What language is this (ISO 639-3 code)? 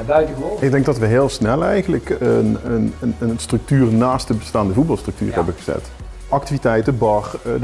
nld